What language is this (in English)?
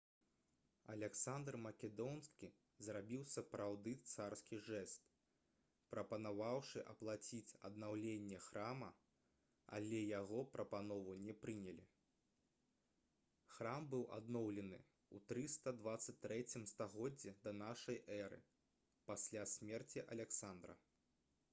Belarusian